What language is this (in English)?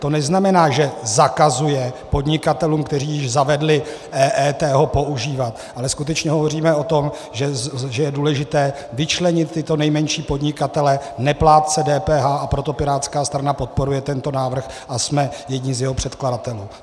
Czech